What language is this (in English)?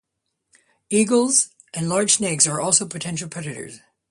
English